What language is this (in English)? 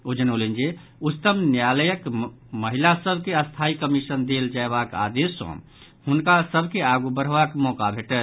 Maithili